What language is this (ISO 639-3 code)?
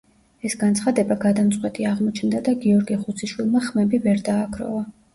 kat